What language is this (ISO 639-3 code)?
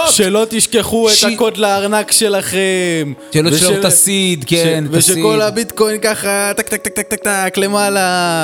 heb